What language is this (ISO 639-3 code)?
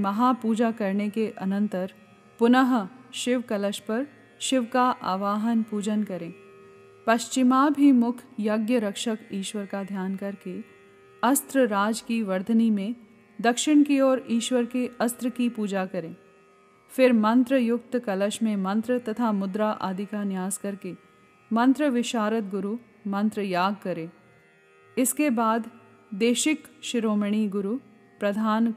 hin